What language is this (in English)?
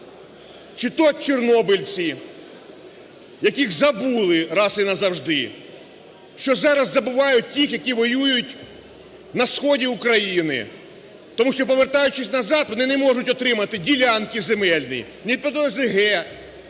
Ukrainian